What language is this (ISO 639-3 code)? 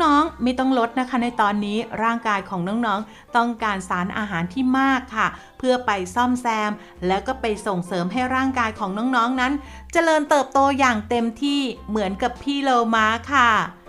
tha